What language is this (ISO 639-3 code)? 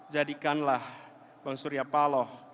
ind